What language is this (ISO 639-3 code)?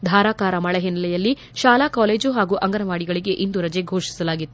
kan